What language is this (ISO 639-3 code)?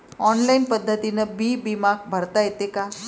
mar